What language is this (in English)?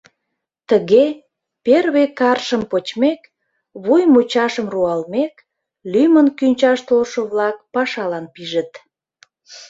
Mari